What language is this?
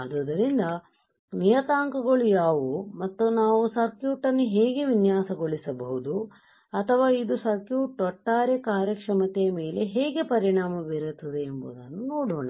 Kannada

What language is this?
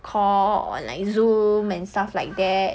English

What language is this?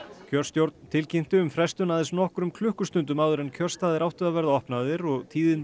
Icelandic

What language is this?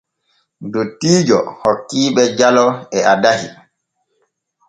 Borgu Fulfulde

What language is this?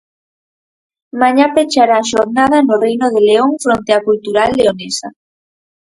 Galician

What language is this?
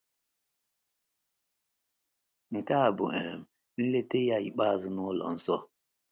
Igbo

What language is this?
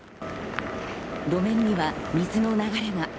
Japanese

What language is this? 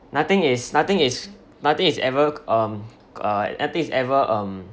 English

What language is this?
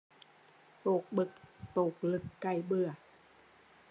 Vietnamese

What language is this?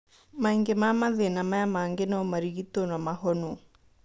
Kikuyu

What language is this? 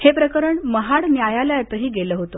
Marathi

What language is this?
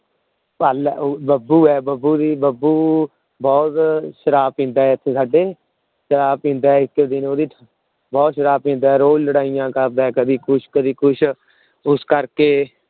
Punjabi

